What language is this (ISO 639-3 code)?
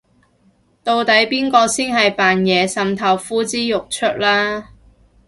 yue